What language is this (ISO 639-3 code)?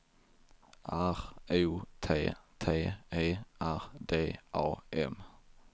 swe